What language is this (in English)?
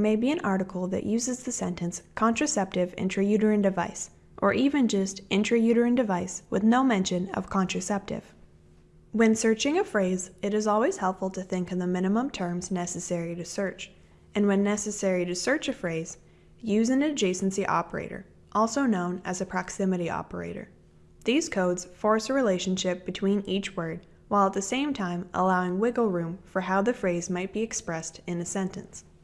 English